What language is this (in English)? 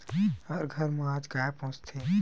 Chhattisgarhi